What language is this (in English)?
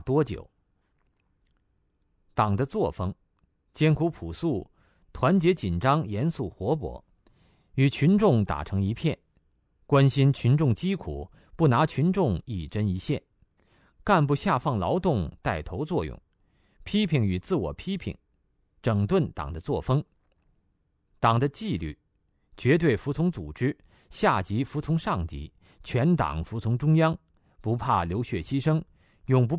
Chinese